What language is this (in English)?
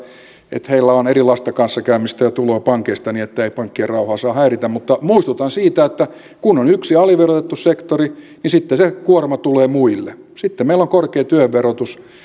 Finnish